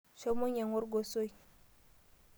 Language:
Masai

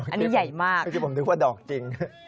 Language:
Thai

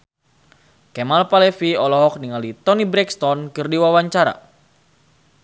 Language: Sundanese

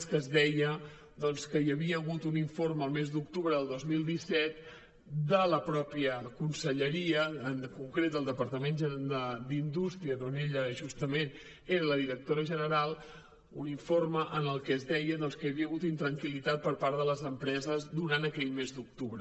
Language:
Catalan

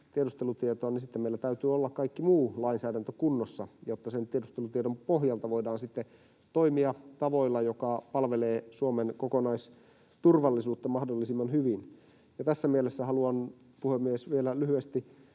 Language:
Finnish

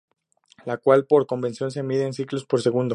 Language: Spanish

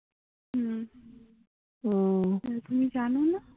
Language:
Bangla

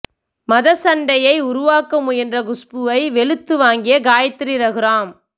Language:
Tamil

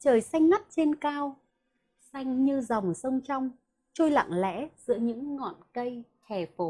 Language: Vietnamese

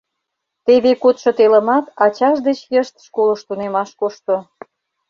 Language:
Mari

